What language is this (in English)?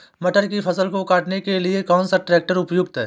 Hindi